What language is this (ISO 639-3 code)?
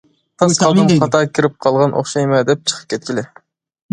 uig